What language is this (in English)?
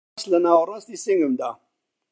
Central Kurdish